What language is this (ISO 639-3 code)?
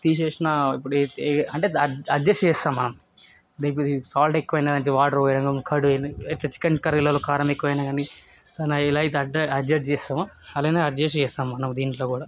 tel